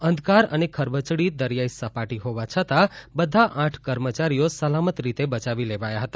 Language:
Gujarati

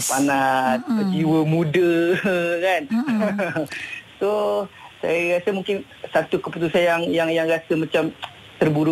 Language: Malay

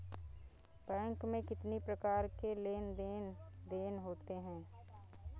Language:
Hindi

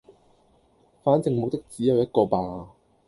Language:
Cantonese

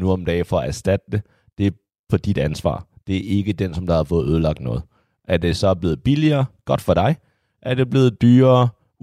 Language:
Danish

